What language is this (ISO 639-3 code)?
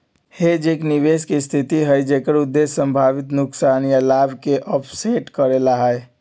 mag